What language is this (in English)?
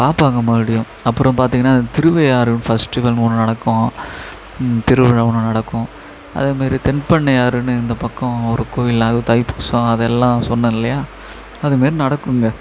Tamil